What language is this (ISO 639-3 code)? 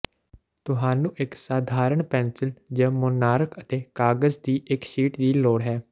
pan